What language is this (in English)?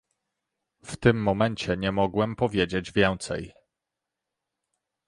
Polish